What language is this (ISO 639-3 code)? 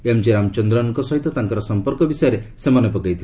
ori